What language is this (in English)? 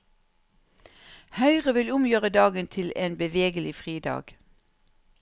Norwegian